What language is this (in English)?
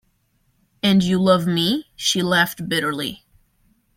English